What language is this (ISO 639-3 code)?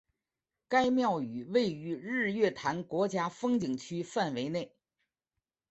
zho